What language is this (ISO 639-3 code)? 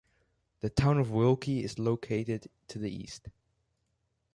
eng